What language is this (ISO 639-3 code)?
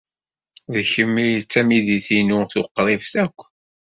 kab